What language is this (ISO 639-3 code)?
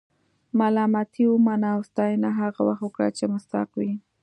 pus